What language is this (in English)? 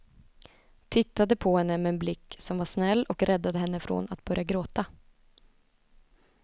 Swedish